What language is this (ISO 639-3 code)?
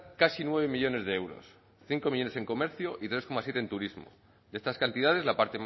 spa